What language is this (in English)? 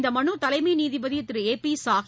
Tamil